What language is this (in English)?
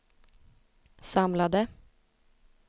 Swedish